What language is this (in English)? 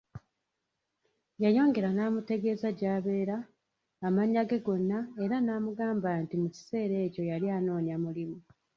Ganda